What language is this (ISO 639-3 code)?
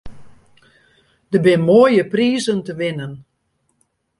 fry